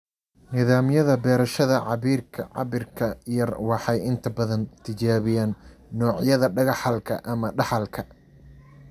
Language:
Somali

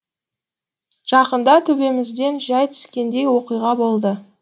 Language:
Kazakh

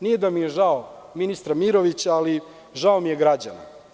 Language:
Serbian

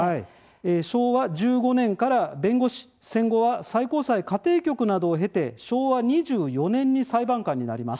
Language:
Japanese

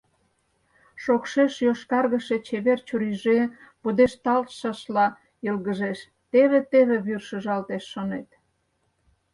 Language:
Mari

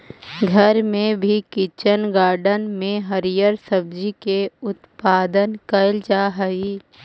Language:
Magahi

